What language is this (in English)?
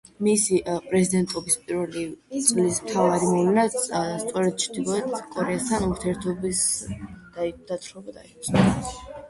Georgian